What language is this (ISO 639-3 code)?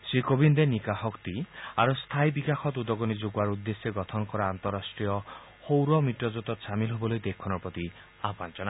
asm